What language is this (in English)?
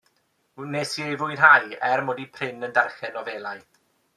Welsh